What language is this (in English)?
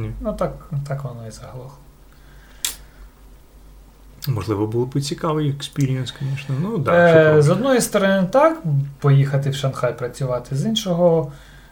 Ukrainian